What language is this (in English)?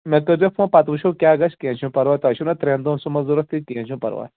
Kashmiri